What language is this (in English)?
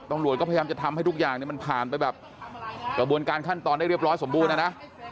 Thai